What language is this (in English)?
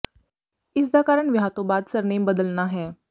Punjabi